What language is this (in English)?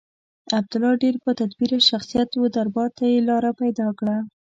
Pashto